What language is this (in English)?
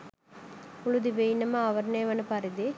Sinhala